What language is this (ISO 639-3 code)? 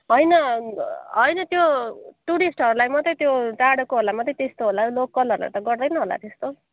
nep